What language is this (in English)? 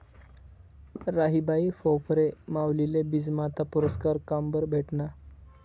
Marathi